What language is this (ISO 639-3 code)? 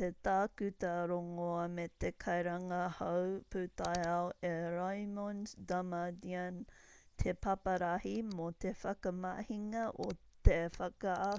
mri